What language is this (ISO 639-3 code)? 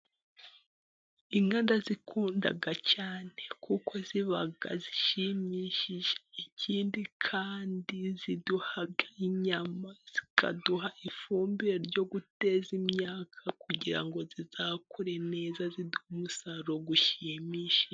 kin